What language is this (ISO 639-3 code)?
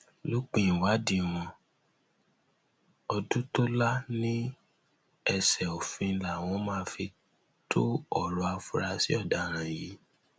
yor